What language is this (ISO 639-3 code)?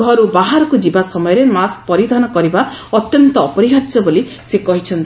ori